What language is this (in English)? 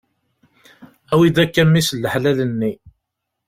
Kabyle